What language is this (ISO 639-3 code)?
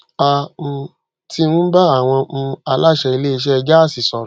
yor